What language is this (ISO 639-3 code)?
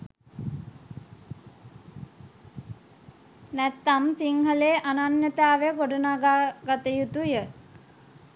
sin